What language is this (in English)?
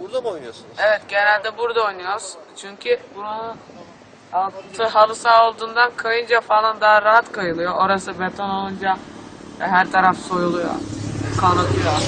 Turkish